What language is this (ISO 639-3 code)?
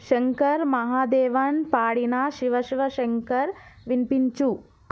tel